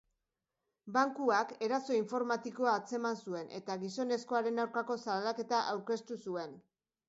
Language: Basque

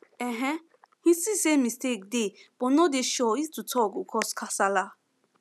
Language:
Nigerian Pidgin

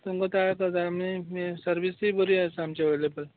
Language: Konkani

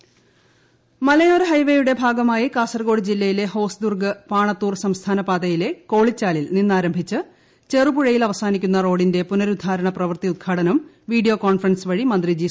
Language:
Malayalam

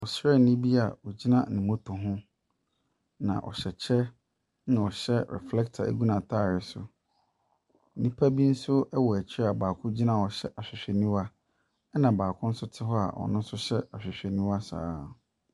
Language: Akan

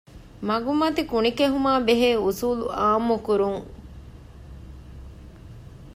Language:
Divehi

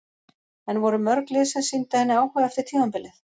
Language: Icelandic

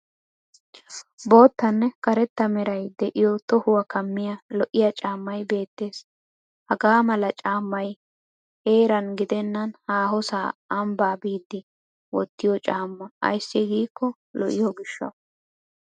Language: Wolaytta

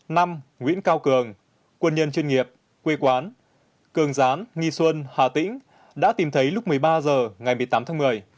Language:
Vietnamese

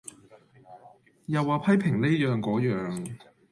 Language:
Cantonese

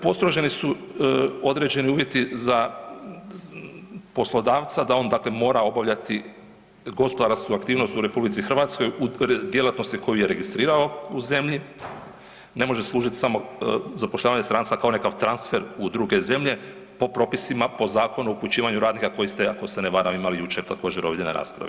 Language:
Croatian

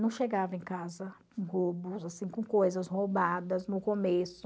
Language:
Portuguese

